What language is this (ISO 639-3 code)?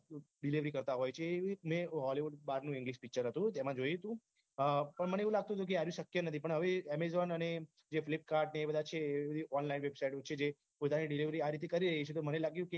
guj